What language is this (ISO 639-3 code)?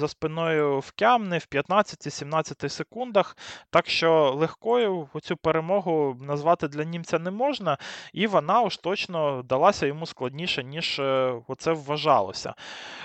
ukr